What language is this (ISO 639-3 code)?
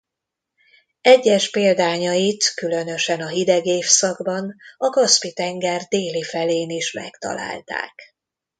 hun